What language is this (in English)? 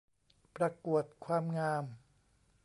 Thai